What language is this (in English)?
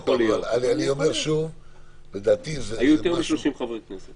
Hebrew